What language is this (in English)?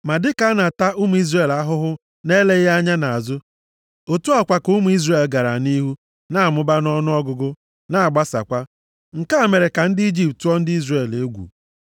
Igbo